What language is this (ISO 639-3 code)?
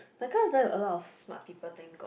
eng